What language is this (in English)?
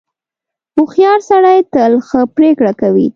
Pashto